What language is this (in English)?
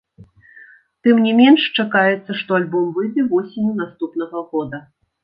Belarusian